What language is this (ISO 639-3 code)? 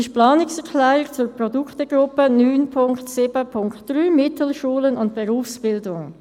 gsw